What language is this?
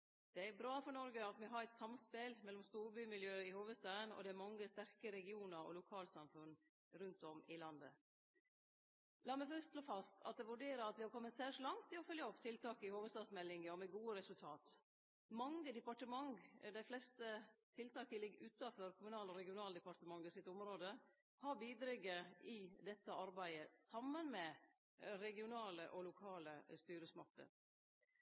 Norwegian Nynorsk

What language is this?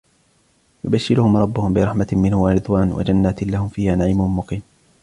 Arabic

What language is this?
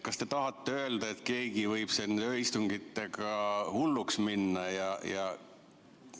Estonian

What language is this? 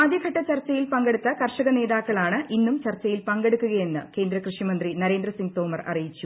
Malayalam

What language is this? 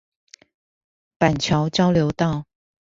Chinese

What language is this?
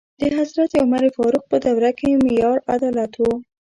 Pashto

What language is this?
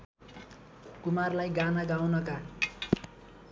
Nepali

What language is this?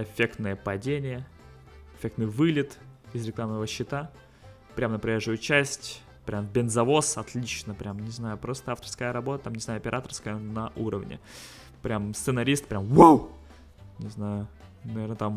Russian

